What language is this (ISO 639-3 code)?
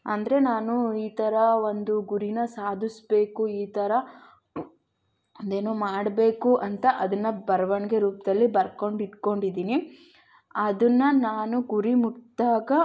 kan